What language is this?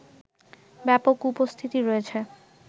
Bangla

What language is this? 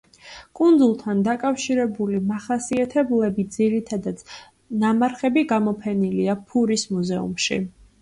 Georgian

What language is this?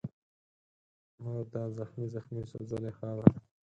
Pashto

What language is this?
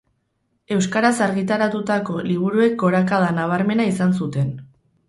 Basque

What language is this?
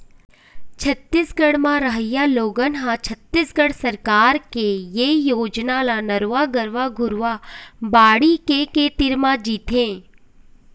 Chhattisgarhi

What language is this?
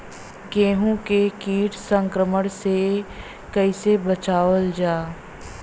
Bhojpuri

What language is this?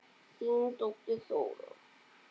Icelandic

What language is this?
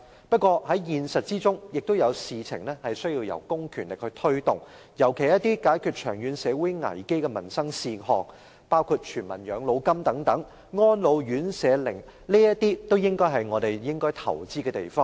Cantonese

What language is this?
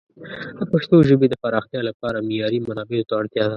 Pashto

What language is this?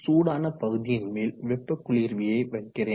Tamil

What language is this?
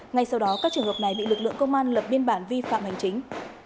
Vietnamese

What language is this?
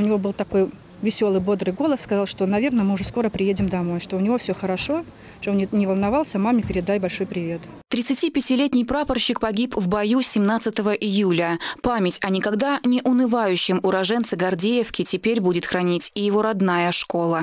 Russian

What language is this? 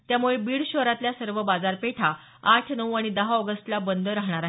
Marathi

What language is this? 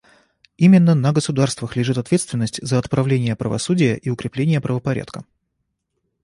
Russian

